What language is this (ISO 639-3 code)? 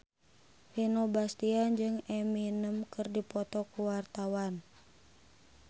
sun